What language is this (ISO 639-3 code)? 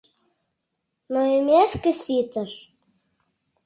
chm